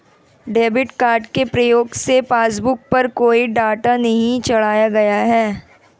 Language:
Hindi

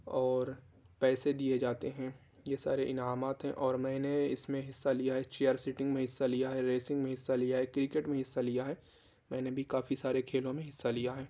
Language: Urdu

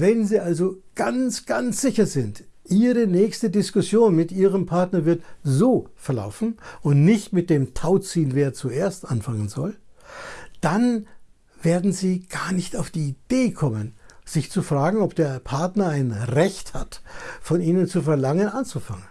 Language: German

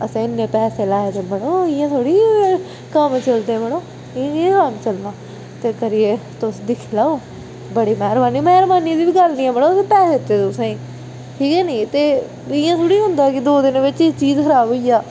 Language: Dogri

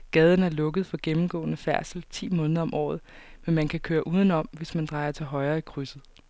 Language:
Danish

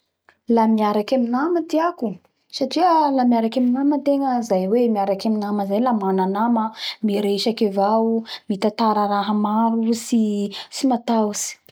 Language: Bara Malagasy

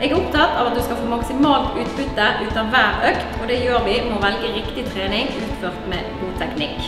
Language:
Norwegian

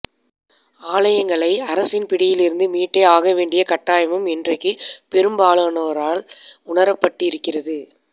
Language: Tamil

